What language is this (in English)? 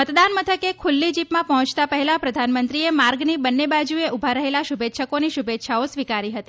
Gujarati